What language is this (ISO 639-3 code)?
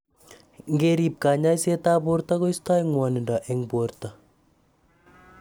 kln